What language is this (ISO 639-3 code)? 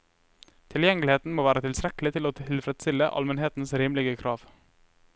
nor